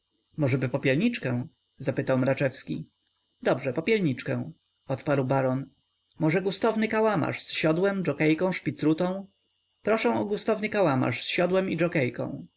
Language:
Polish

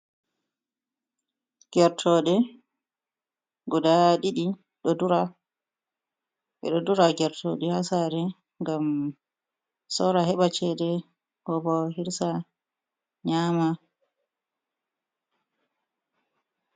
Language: Fula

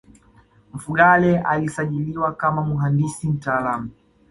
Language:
Swahili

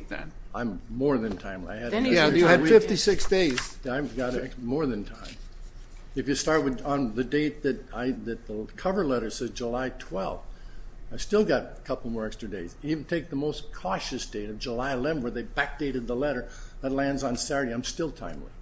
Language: English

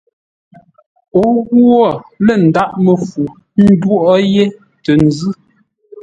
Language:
Ngombale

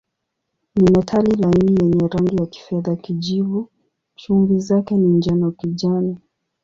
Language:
Swahili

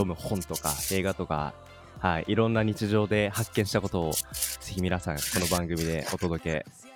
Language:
Japanese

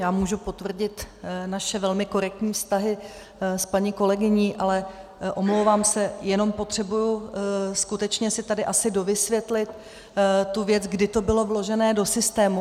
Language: Czech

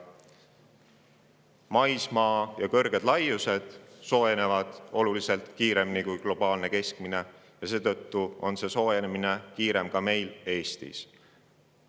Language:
Estonian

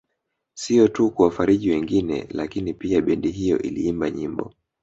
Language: Swahili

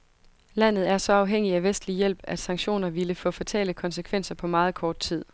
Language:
Danish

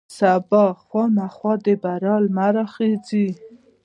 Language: Pashto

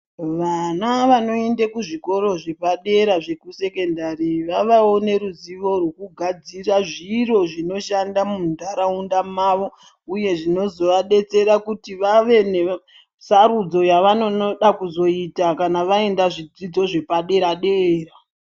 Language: Ndau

